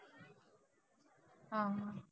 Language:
Marathi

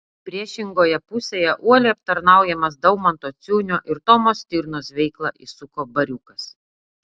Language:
Lithuanian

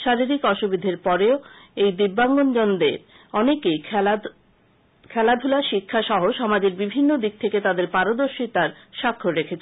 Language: Bangla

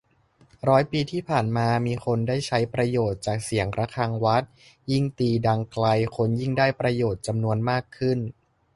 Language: Thai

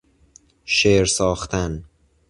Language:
Persian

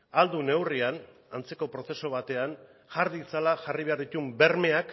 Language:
Basque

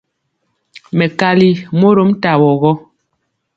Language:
Mpiemo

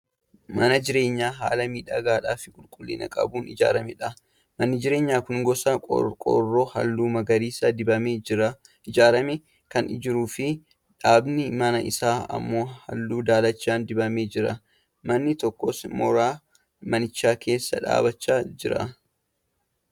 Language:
Oromo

